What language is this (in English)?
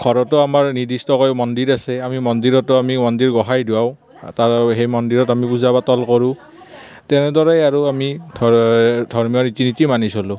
Assamese